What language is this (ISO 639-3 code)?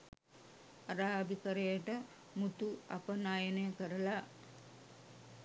sin